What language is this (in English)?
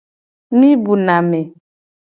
Gen